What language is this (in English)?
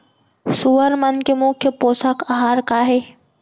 Chhattisgarhi